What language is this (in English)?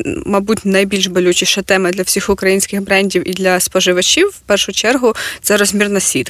Ukrainian